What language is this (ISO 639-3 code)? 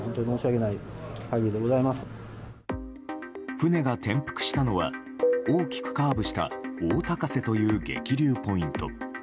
jpn